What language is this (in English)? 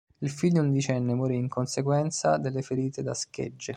Italian